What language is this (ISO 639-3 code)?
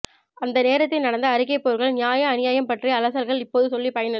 tam